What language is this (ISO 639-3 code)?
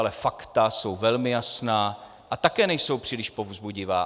ces